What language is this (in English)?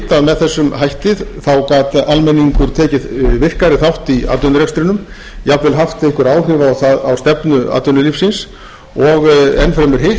Icelandic